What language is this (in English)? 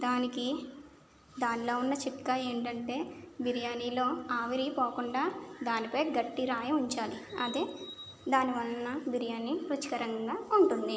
Telugu